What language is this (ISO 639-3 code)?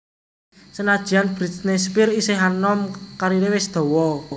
jav